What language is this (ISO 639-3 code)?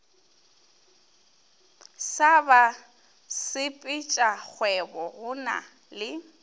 nso